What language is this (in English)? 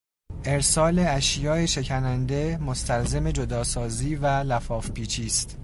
Persian